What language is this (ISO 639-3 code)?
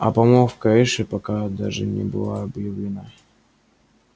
rus